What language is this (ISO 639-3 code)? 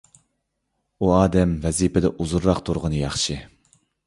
uig